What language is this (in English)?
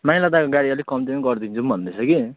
Nepali